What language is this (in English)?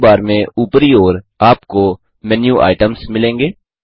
Hindi